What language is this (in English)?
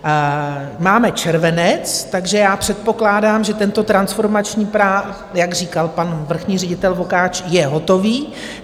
Czech